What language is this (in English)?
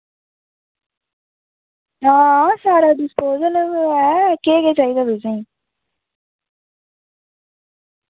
Dogri